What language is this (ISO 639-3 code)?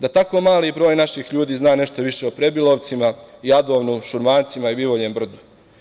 srp